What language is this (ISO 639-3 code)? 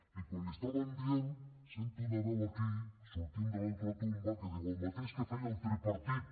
cat